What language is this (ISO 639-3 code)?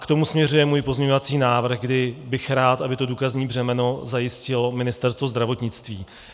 ces